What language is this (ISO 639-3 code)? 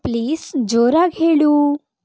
kan